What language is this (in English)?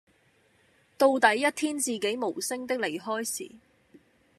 Cantonese